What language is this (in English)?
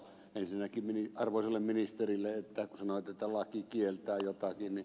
Finnish